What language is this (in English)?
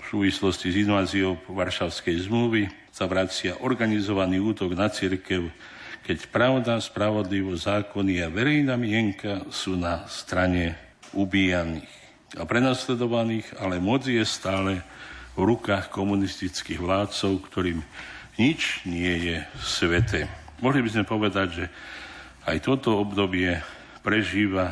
Slovak